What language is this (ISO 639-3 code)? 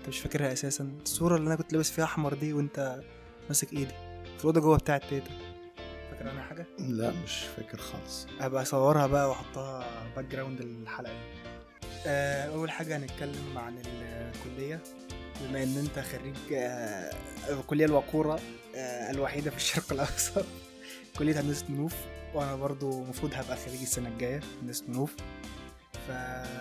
ara